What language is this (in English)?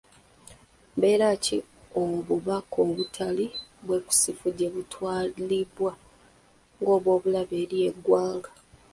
Ganda